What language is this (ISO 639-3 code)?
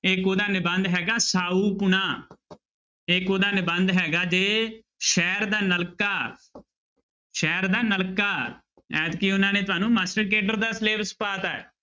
pan